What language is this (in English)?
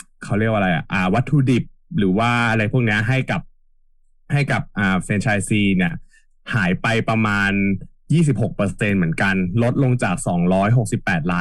Thai